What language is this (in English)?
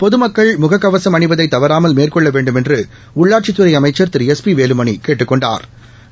Tamil